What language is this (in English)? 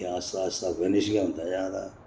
Dogri